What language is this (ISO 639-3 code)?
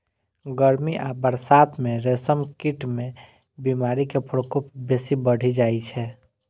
mai